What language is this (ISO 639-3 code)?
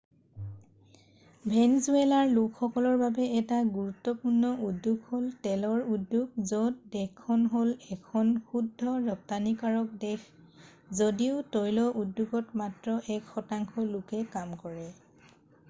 asm